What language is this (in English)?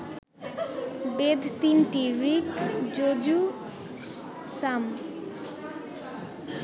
Bangla